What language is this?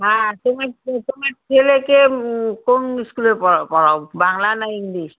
Bangla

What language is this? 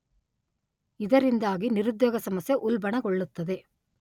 Kannada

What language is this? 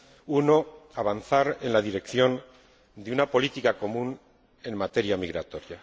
Spanish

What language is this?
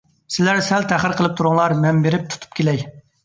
Uyghur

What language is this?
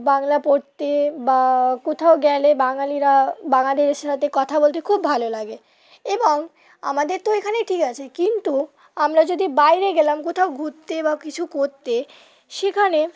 Bangla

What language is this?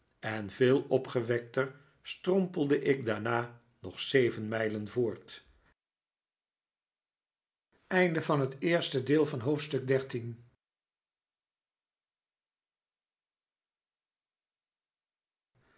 Dutch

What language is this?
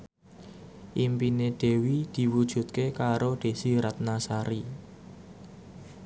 Javanese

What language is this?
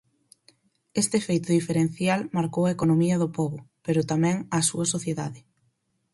Galician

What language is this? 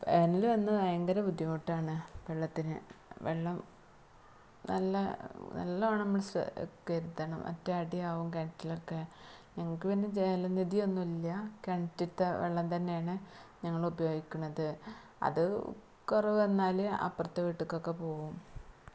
Malayalam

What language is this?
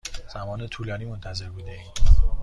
Persian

